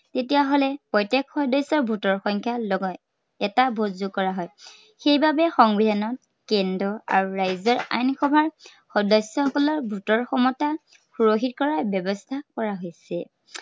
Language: Assamese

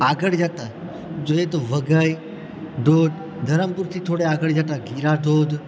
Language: Gujarati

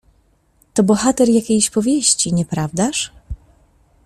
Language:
Polish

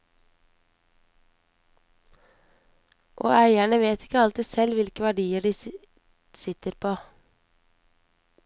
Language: Norwegian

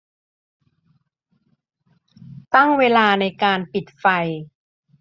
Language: Thai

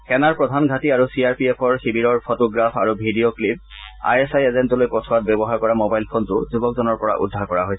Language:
Assamese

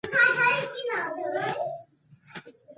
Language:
Pashto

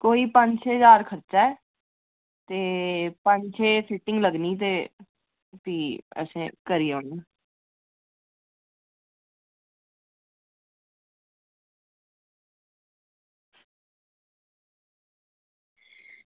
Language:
Dogri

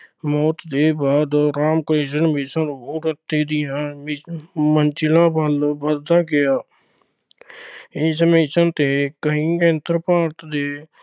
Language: Punjabi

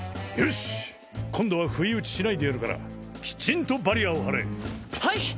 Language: Japanese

